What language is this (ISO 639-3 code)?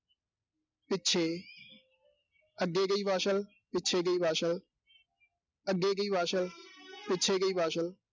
pan